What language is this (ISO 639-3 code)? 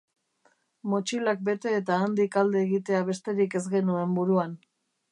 eus